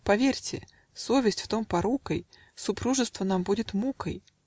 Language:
Russian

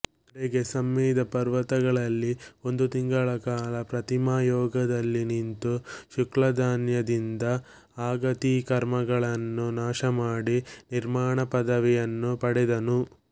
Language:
Kannada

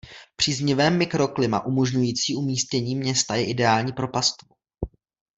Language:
Czech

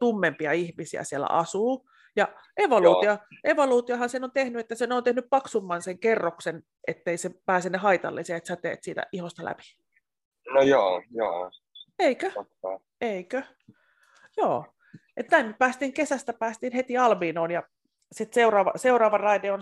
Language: Finnish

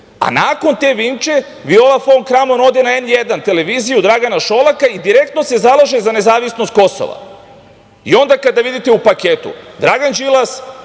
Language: Serbian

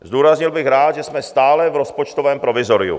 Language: Czech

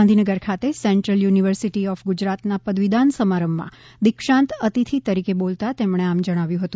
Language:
Gujarati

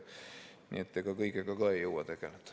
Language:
Estonian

